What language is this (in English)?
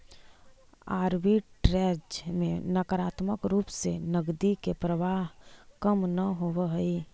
Magahi